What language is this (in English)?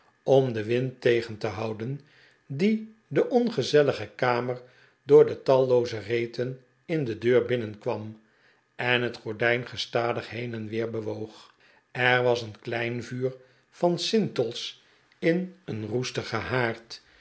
Dutch